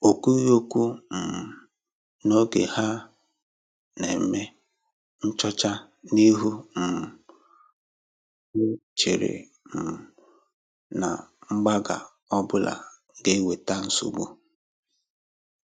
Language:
Igbo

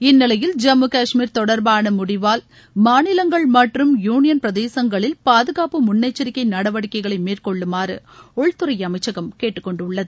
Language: Tamil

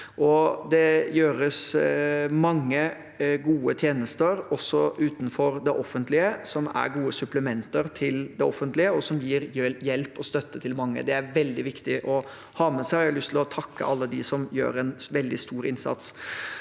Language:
Norwegian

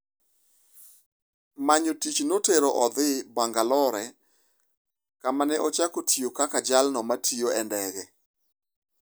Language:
Luo (Kenya and Tanzania)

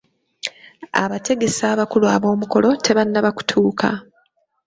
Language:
Ganda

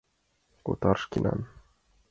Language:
Mari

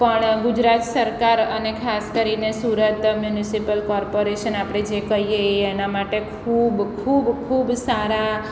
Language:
Gujarati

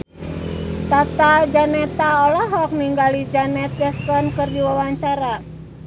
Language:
Sundanese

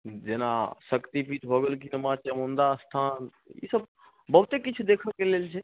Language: Maithili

